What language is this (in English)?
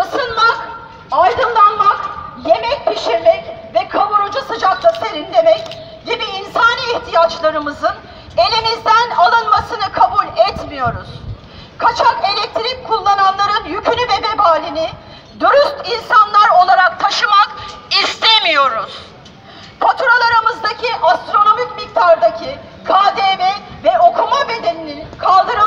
Turkish